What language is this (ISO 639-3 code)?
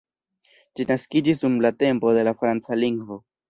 epo